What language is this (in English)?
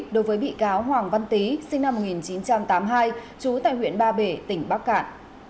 Vietnamese